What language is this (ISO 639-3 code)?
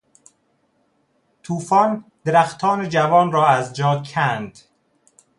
fas